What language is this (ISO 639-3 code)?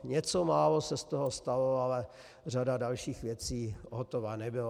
ces